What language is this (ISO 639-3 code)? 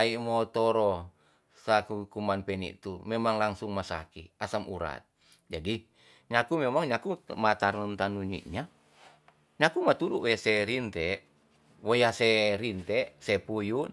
txs